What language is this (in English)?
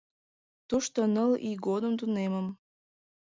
Mari